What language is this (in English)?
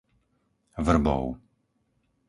Slovak